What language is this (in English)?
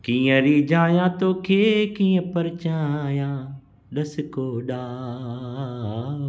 Sindhi